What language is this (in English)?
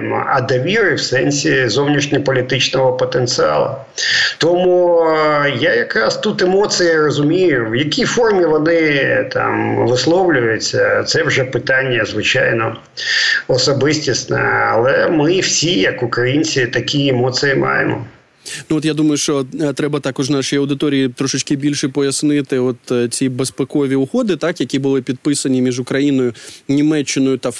Ukrainian